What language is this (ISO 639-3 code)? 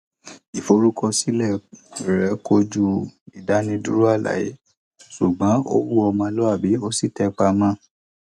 yor